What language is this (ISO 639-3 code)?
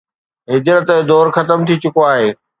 snd